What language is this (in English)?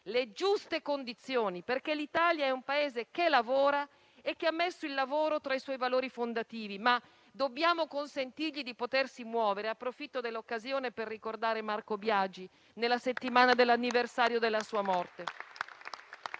Italian